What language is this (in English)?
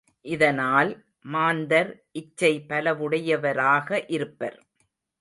Tamil